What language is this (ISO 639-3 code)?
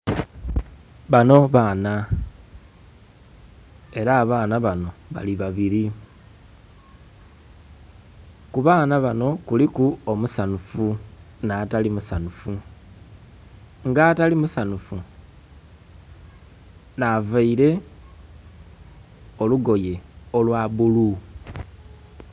xog